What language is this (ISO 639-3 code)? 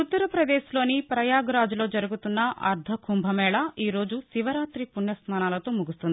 tel